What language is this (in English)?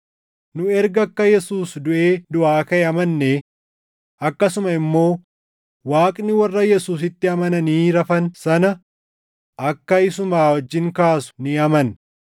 Oromo